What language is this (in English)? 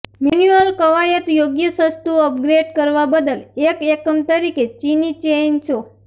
Gujarati